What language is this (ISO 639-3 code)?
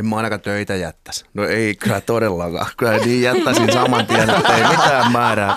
fin